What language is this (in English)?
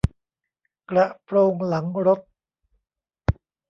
Thai